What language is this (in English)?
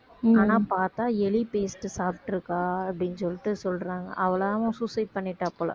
Tamil